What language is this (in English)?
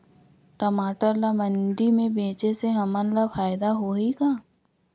Chhattisgarhi